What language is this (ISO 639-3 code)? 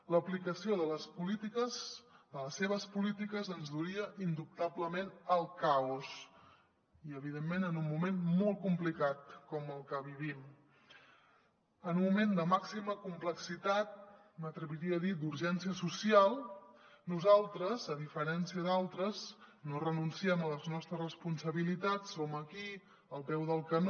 cat